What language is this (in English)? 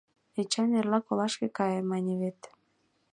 Mari